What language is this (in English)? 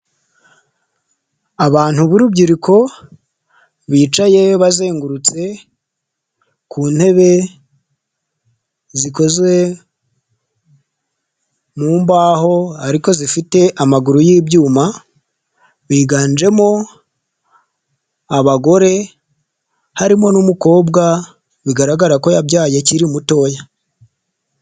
Kinyarwanda